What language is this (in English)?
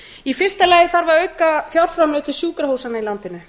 Icelandic